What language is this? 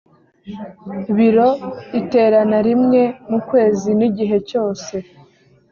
Kinyarwanda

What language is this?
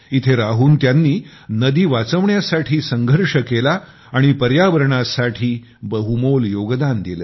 Marathi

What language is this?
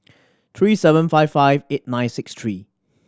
English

